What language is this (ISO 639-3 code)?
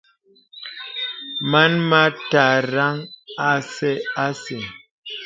beb